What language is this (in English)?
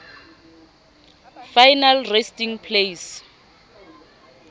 Southern Sotho